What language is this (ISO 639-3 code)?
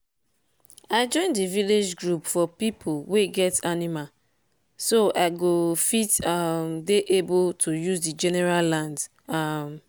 pcm